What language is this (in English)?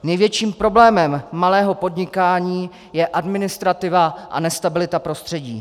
Czech